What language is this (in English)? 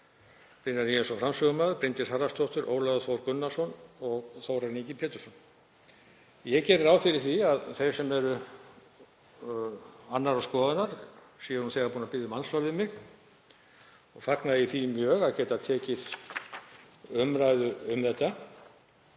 Icelandic